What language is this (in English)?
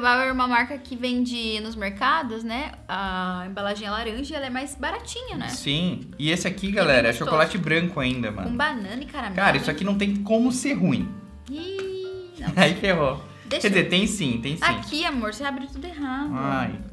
Portuguese